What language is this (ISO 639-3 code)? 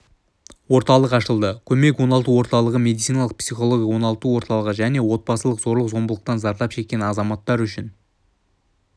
kaz